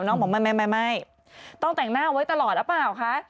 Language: Thai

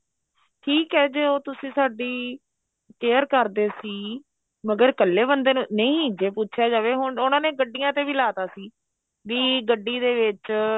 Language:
Punjabi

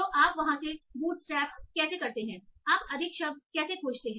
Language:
Hindi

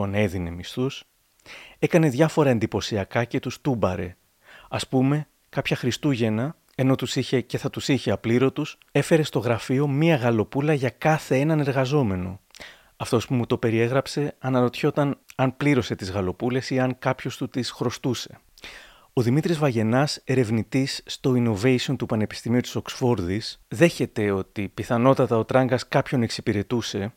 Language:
Greek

